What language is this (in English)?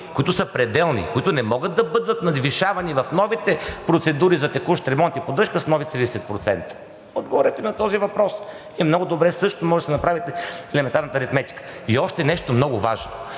Bulgarian